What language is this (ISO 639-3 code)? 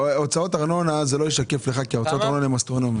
heb